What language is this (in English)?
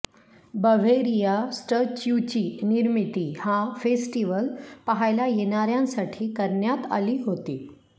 Marathi